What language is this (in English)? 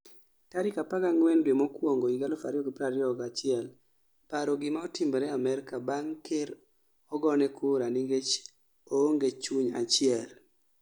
Luo (Kenya and Tanzania)